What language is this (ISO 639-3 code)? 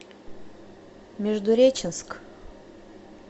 rus